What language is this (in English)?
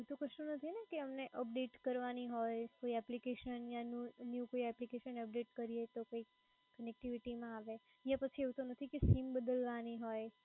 Gujarati